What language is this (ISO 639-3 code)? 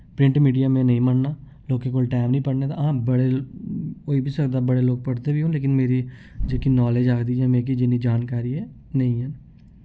doi